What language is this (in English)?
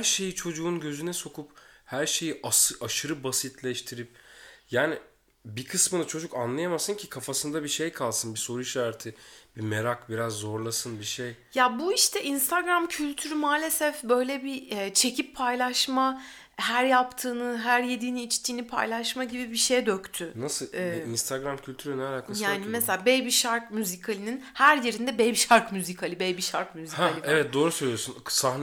Turkish